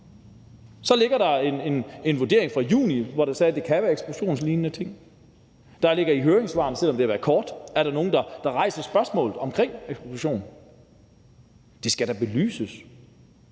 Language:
Danish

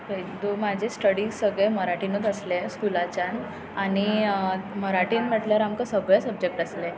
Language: Konkani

